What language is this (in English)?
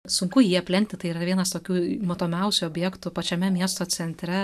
Lithuanian